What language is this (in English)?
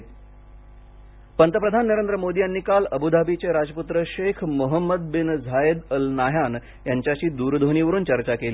Marathi